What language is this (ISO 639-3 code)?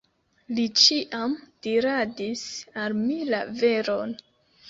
epo